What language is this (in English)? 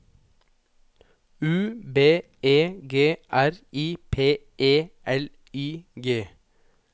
Norwegian